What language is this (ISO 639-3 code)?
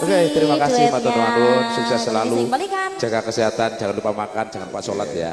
ind